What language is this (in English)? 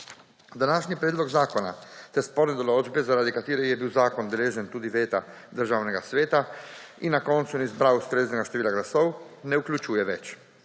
Slovenian